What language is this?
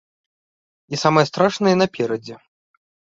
Belarusian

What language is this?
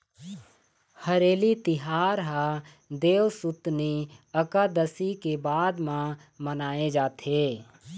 Chhattisgarhi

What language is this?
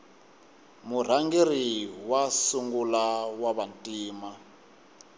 Tsonga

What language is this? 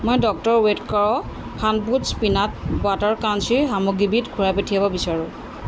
Assamese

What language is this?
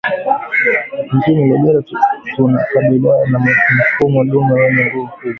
Swahili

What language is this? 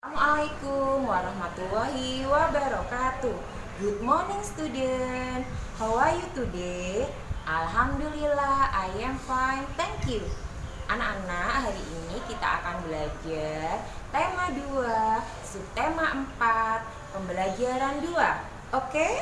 Indonesian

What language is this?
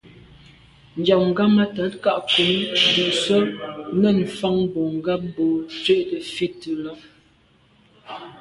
Medumba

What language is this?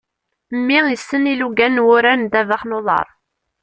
Kabyle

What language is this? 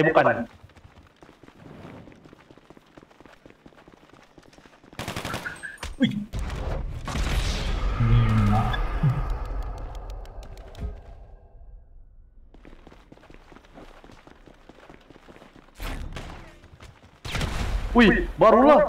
Indonesian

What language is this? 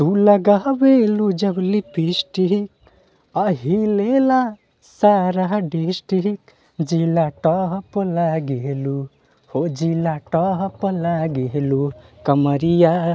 Hindi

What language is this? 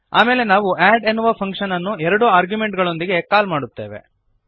Kannada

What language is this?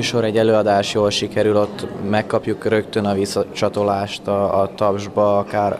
Hungarian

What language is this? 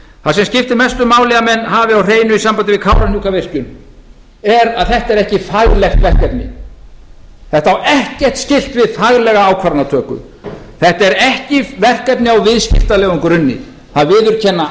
Icelandic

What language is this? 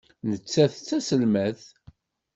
Kabyle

